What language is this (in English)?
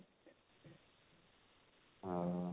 Odia